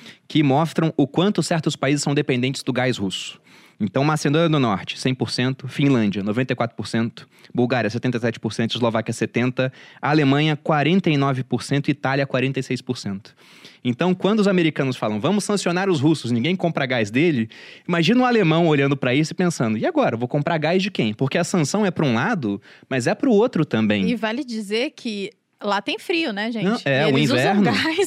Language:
Portuguese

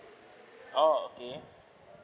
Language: English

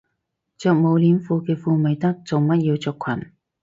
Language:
Cantonese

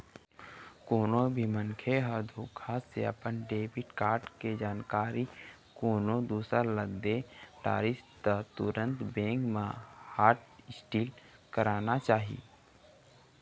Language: Chhattisgarhi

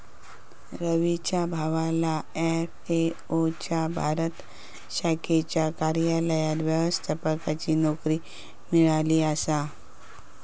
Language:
Marathi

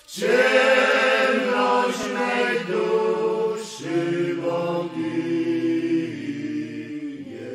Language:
Polish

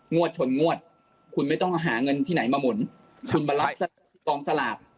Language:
Thai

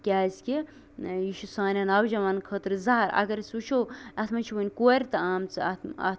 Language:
Kashmiri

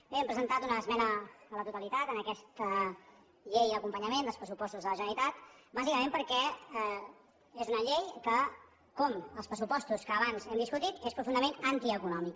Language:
Catalan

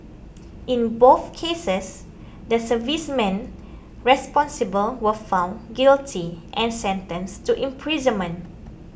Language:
English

